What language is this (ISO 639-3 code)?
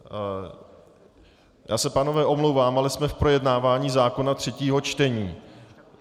ces